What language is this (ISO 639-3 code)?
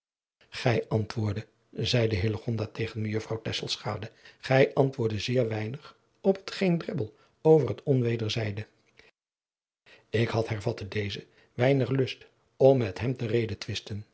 nld